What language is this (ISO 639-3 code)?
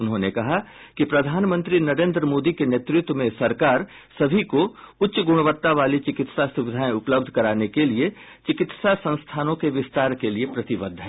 hin